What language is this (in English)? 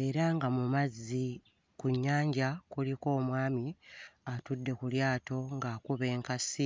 Ganda